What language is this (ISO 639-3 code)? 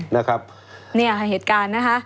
tha